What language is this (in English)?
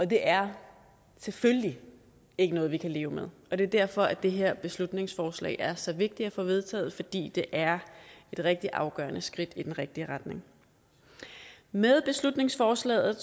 Danish